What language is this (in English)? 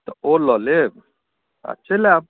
Maithili